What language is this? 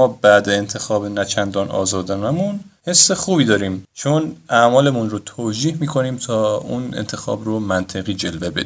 Persian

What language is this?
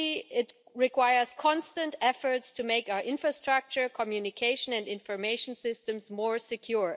English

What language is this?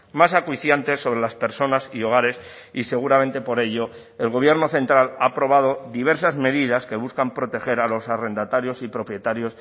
Spanish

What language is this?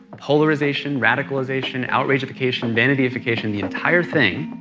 English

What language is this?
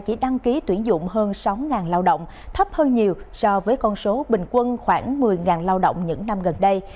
Vietnamese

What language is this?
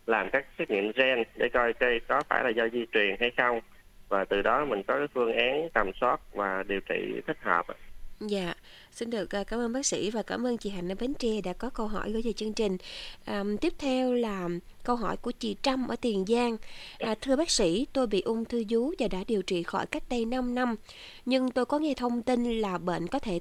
Vietnamese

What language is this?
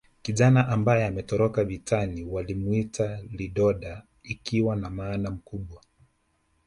Swahili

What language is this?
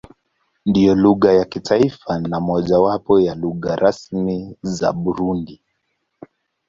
Swahili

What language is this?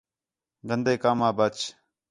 Khetrani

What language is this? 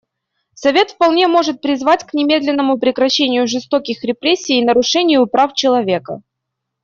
Russian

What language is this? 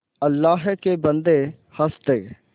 Hindi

